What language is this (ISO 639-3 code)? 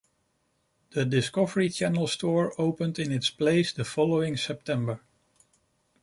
eng